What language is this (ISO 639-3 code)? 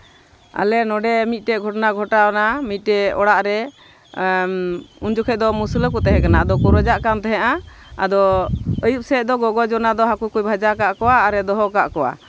sat